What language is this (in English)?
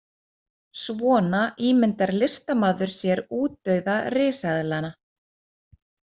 Icelandic